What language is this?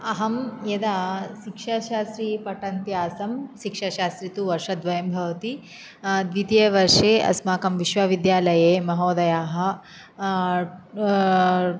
Sanskrit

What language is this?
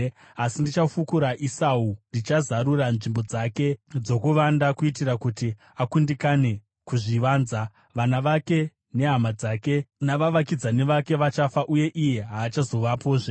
Shona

